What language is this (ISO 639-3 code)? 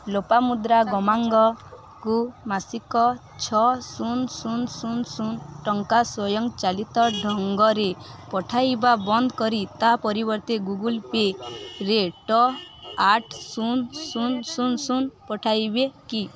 ori